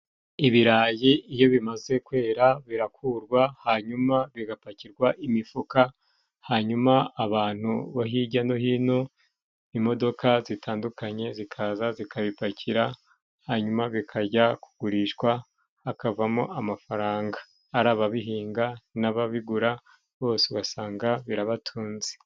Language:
Kinyarwanda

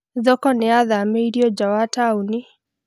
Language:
Kikuyu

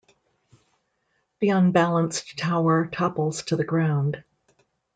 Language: English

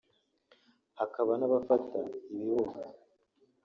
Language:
Kinyarwanda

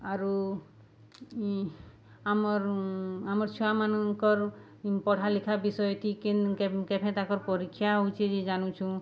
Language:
Odia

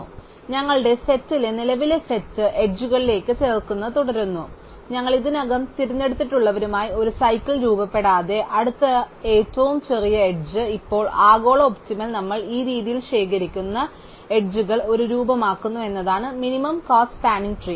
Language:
Malayalam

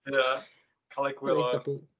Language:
Welsh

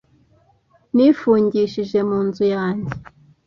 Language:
Kinyarwanda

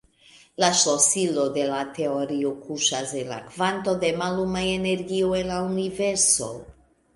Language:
Esperanto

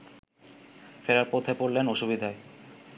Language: Bangla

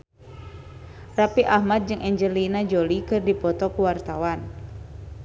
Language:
Sundanese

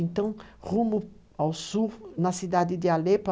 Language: Portuguese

